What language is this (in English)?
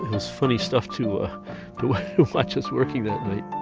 English